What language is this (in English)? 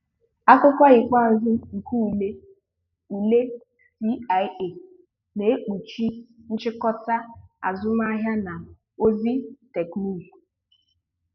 Igbo